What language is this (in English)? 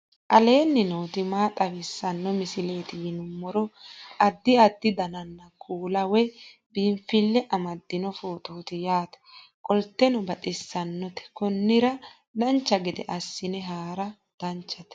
Sidamo